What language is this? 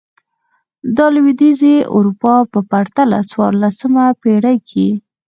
Pashto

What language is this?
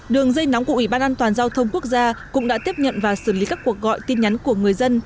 Vietnamese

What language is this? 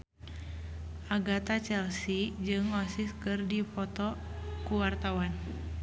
Sundanese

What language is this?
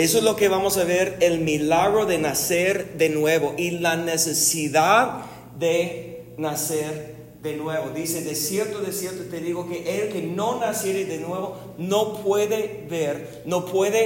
Spanish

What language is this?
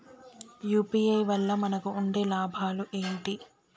Telugu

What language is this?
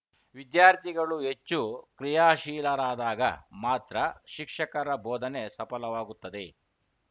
Kannada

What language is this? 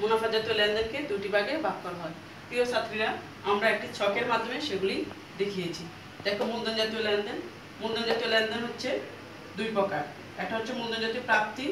Hindi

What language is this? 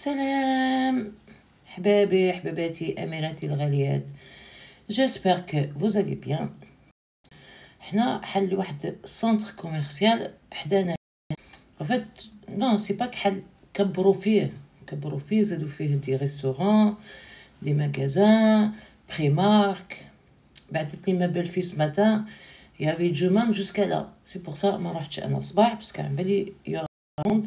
Arabic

